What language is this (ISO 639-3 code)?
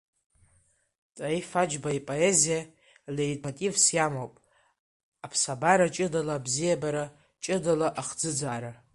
abk